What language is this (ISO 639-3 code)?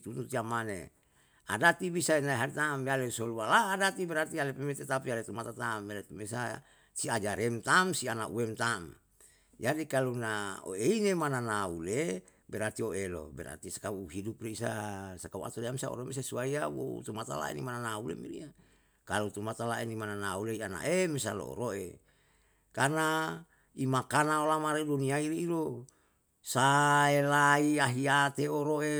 jal